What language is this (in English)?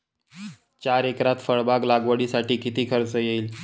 Marathi